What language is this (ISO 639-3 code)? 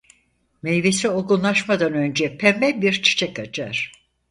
tur